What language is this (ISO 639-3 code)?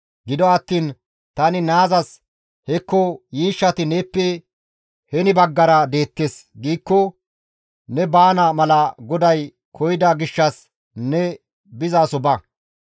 gmv